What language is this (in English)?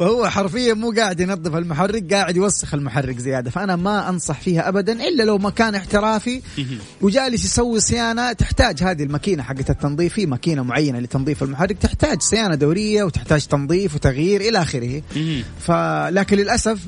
Arabic